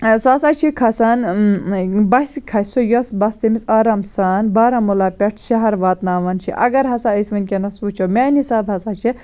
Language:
Kashmiri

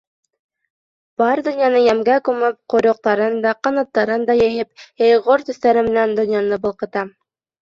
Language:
Bashkir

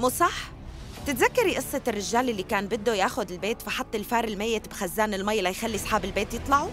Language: Arabic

